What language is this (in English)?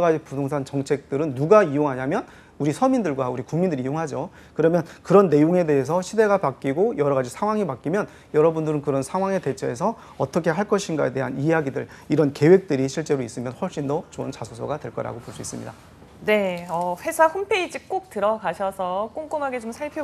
Korean